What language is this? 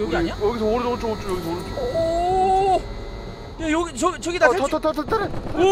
Korean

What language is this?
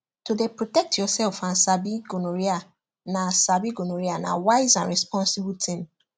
Nigerian Pidgin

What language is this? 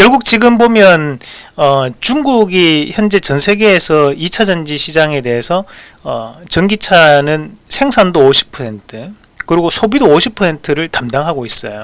Korean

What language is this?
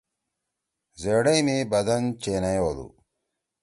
Torwali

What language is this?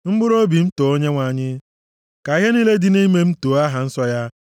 Igbo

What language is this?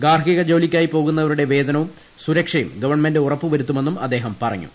Malayalam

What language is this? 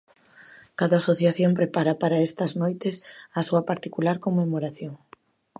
Galician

